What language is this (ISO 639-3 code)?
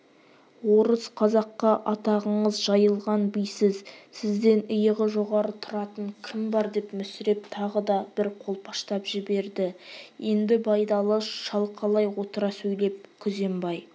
kaz